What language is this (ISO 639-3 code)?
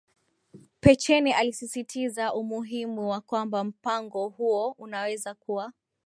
swa